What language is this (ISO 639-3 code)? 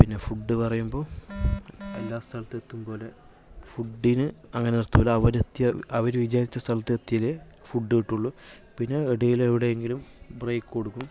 mal